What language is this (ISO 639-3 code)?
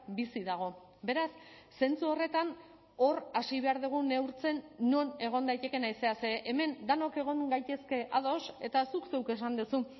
eus